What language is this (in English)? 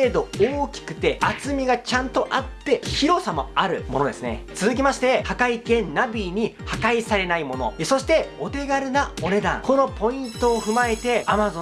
Japanese